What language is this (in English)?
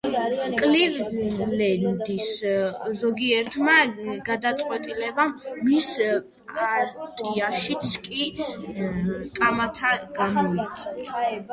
Georgian